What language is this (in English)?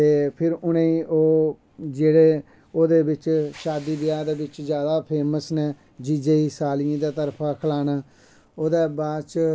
Dogri